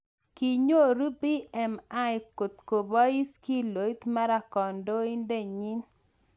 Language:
Kalenjin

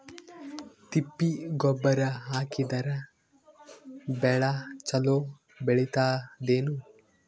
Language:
Kannada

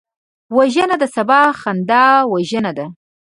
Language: Pashto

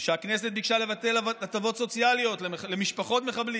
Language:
Hebrew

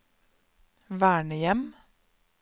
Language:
Norwegian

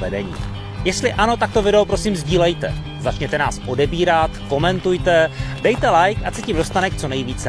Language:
Czech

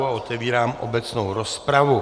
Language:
Czech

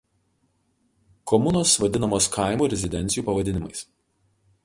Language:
Lithuanian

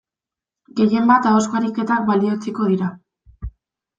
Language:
Basque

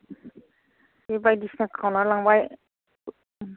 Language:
Bodo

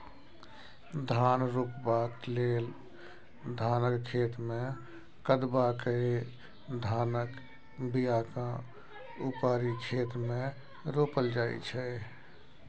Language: Maithili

